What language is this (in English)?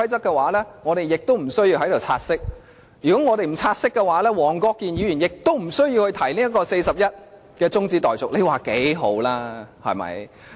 Cantonese